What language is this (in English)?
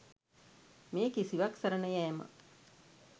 Sinhala